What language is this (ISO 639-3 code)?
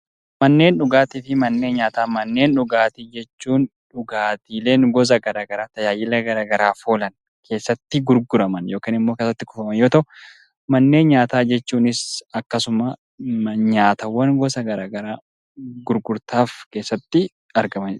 orm